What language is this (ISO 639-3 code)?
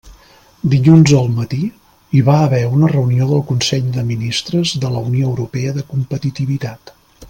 cat